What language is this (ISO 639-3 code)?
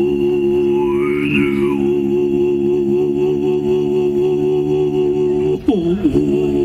ukr